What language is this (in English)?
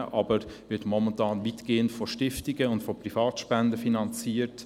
Swiss German